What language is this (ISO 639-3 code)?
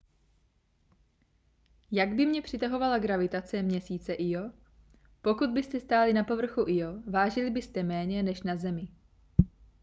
ces